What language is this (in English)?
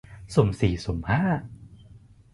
Thai